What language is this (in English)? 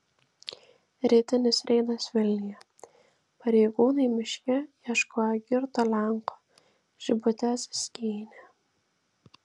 Lithuanian